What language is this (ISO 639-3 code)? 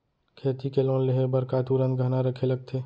hne